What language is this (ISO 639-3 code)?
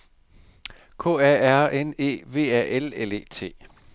dan